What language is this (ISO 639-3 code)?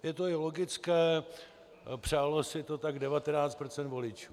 ces